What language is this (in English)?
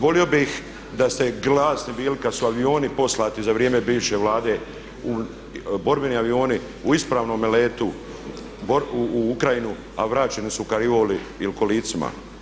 Croatian